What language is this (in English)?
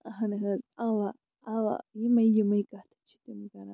Kashmiri